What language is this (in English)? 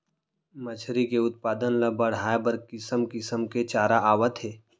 Chhattisgarhi